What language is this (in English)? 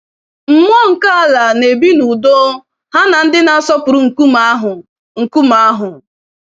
Igbo